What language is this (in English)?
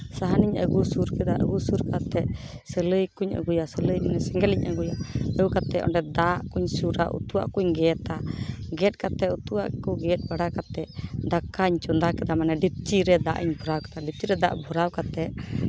Santali